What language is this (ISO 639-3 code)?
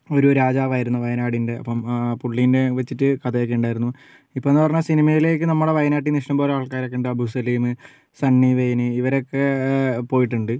mal